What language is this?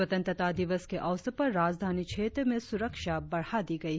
Hindi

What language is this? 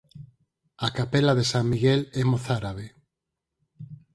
Galician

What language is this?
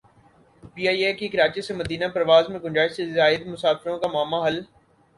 Urdu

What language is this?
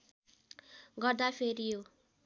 Nepali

